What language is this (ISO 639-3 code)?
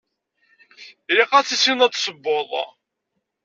kab